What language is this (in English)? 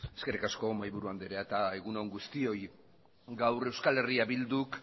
Basque